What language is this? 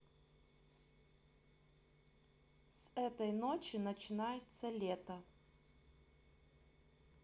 Russian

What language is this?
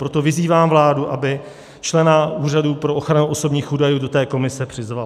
Czech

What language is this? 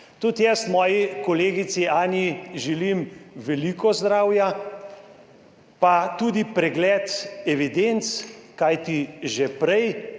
Slovenian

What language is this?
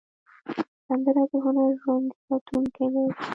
Pashto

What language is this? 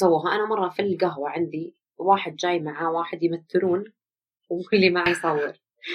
Arabic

